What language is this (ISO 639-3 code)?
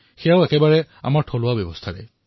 asm